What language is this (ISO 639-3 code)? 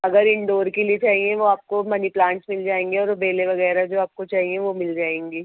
urd